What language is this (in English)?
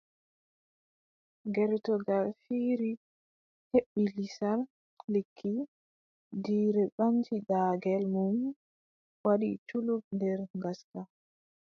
Adamawa Fulfulde